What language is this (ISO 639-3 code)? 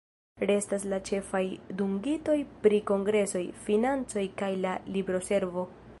epo